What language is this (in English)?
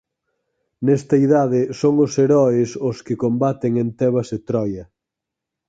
Galician